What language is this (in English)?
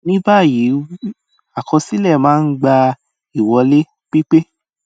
Yoruba